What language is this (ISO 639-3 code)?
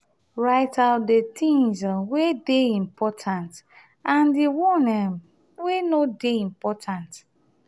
pcm